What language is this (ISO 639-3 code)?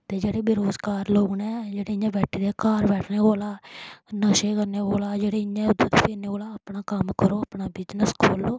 doi